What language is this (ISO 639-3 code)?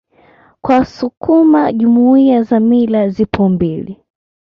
swa